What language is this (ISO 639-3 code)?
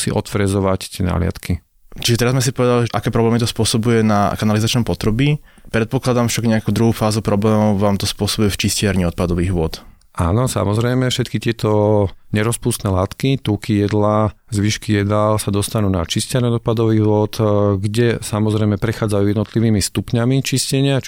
slk